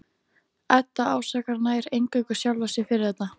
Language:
Icelandic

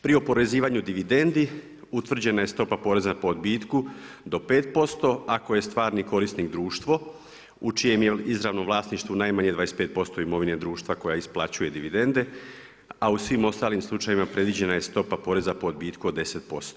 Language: Croatian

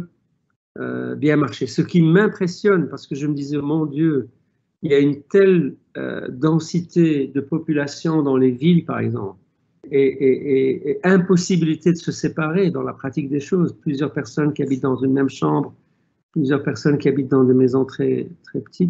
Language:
French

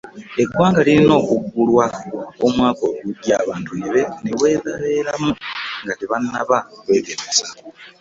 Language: Ganda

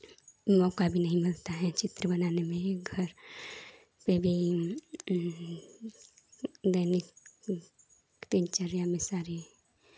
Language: Hindi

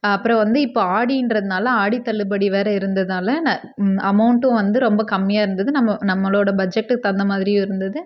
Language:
Tamil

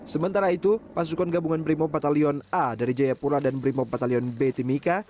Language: Indonesian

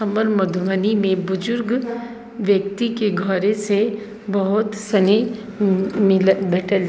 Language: Maithili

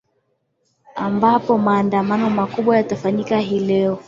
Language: Swahili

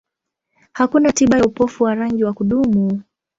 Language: Swahili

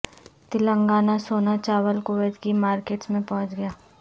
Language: Urdu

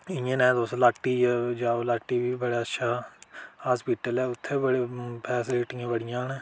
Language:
Dogri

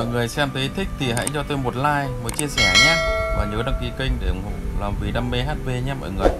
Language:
Vietnamese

